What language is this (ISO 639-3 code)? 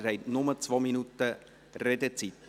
gsw